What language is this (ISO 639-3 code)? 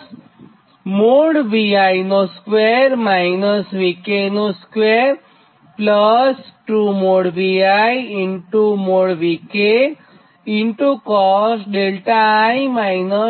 guj